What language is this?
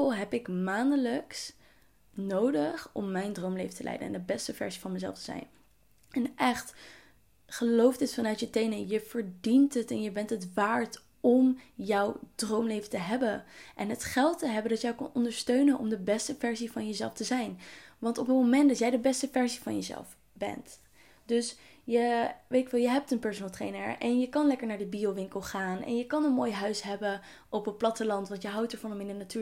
Dutch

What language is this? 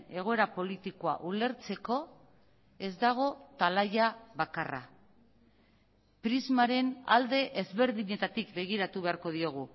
Basque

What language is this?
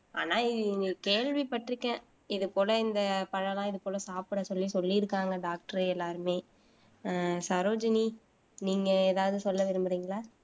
Tamil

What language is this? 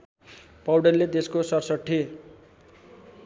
Nepali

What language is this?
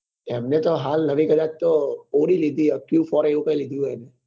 Gujarati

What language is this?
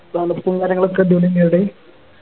Malayalam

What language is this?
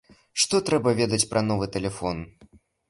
Belarusian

